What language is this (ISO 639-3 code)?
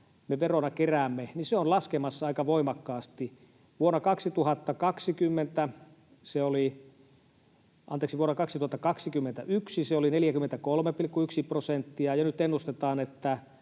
fin